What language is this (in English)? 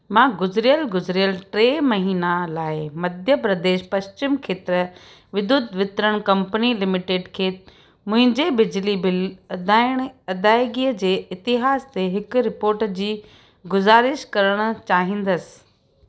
Sindhi